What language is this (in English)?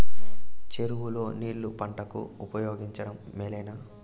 Telugu